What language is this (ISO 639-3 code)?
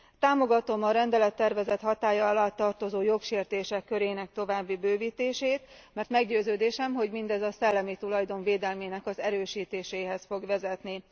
hun